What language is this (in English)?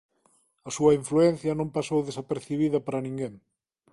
Galician